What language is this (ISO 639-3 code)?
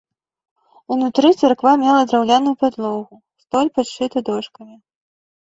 bel